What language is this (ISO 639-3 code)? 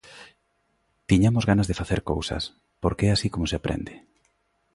glg